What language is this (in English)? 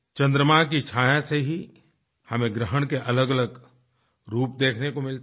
Hindi